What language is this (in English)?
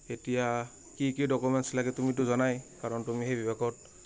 Assamese